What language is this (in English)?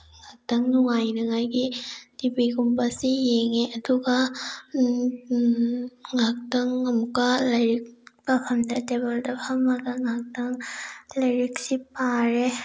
Manipuri